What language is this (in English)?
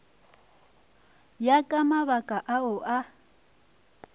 Northern Sotho